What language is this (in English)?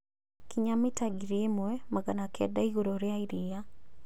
Kikuyu